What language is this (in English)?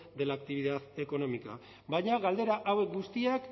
Basque